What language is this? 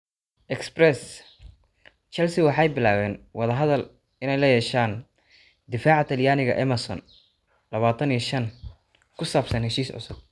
Somali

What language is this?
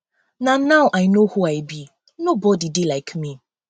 Nigerian Pidgin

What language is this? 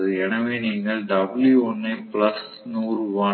Tamil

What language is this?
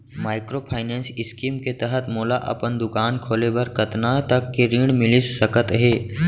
Chhattisgarhi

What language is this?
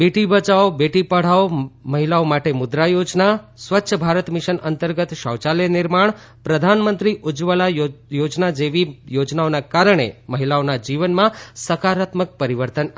Gujarati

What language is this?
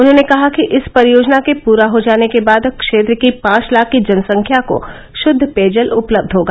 Hindi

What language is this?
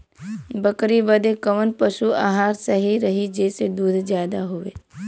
Bhojpuri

